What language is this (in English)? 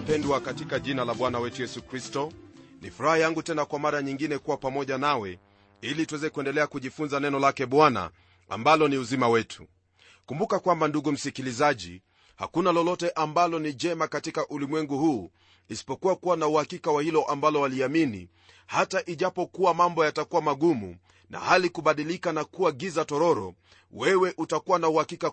Swahili